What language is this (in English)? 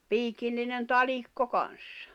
Finnish